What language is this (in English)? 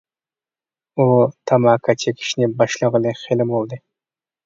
Uyghur